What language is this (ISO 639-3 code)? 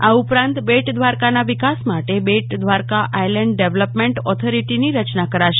guj